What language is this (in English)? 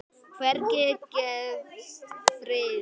Icelandic